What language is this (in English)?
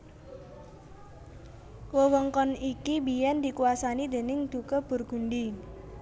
Javanese